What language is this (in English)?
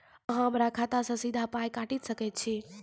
Maithili